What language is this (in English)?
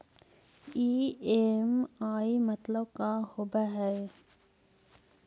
Magahi